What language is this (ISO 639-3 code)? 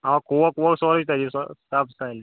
kas